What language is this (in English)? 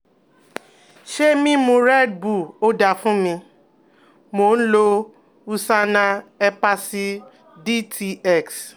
Yoruba